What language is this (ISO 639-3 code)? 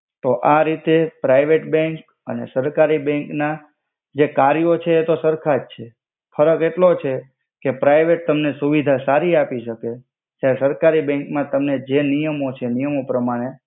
guj